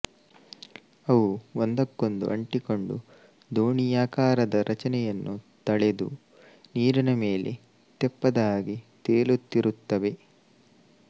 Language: Kannada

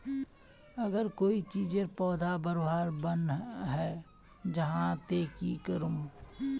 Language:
Magahi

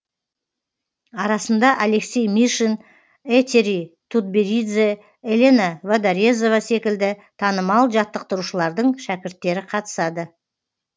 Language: Kazakh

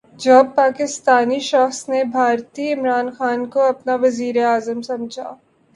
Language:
Urdu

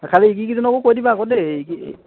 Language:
Assamese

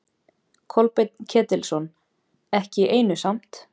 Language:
Icelandic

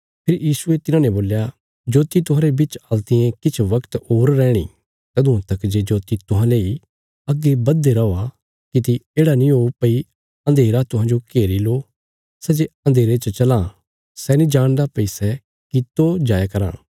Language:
Bilaspuri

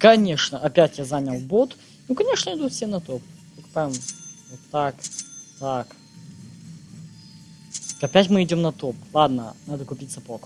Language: Russian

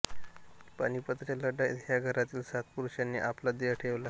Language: Marathi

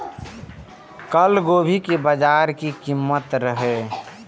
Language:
Maithili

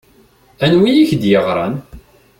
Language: Kabyle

